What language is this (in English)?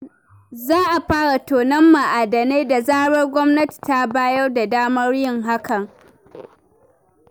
Hausa